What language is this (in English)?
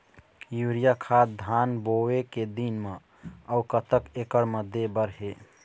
Chhattisgarhi